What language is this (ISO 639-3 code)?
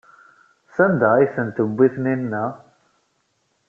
kab